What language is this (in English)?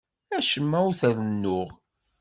Kabyle